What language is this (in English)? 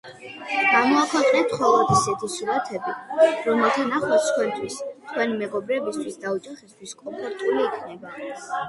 Georgian